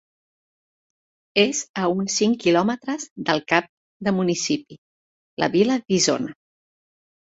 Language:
Catalan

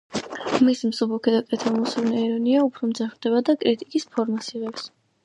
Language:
Georgian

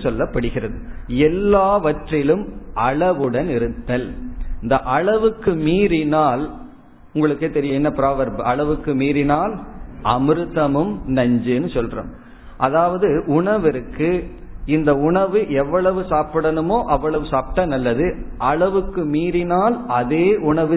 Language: Tamil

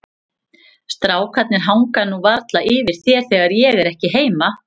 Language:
Icelandic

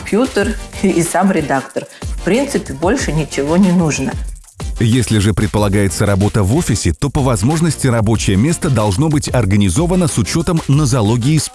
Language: Russian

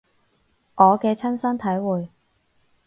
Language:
Cantonese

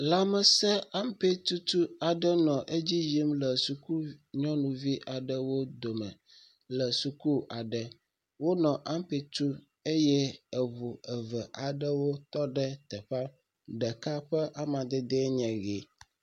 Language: Ewe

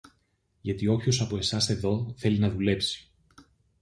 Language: Greek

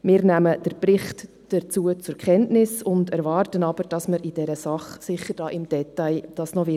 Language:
Swiss German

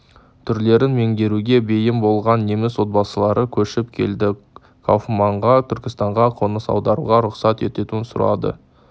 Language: Kazakh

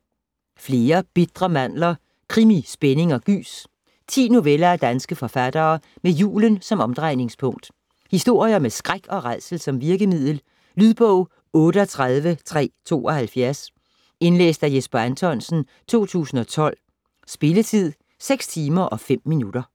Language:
Danish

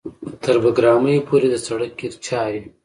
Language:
Pashto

